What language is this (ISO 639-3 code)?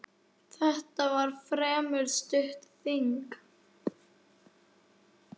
isl